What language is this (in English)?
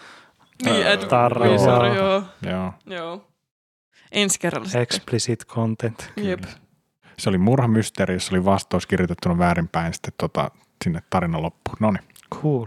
Finnish